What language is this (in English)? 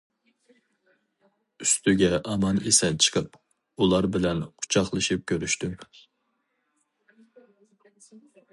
Uyghur